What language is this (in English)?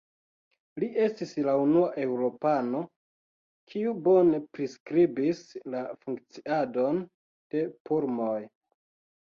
Esperanto